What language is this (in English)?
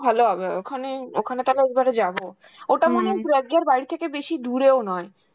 Bangla